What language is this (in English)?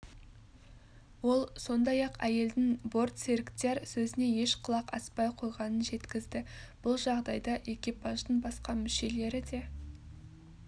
Kazakh